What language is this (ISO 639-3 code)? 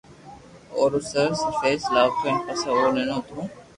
lrk